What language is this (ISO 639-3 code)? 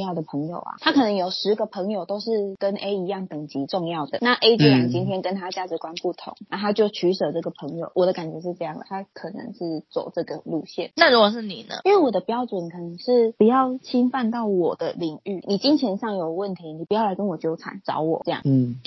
zho